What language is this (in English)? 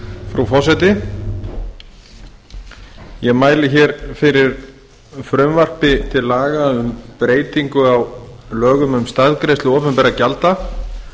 Icelandic